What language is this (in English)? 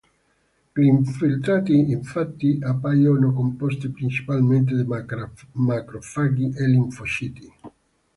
Italian